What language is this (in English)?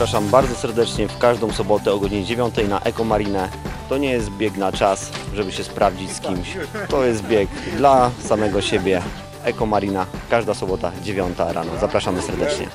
Polish